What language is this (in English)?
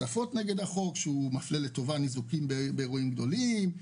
Hebrew